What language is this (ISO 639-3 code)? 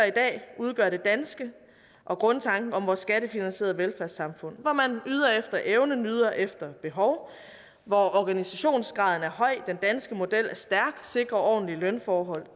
dan